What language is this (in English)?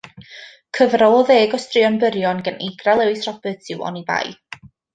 Welsh